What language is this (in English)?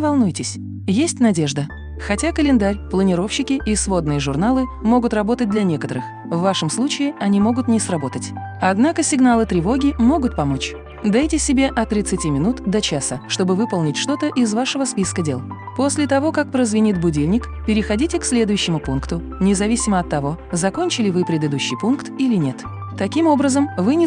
Russian